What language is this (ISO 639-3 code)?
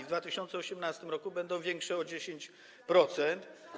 pol